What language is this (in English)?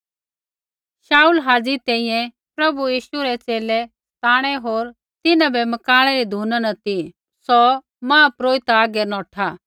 Kullu Pahari